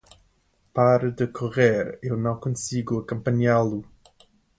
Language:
Portuguese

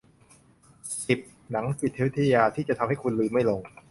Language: Thai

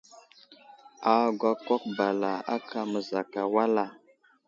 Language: Wuzlam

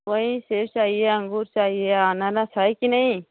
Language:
Hindi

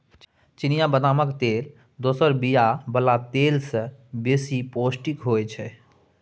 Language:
Maithili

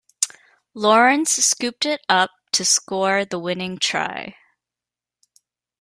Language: English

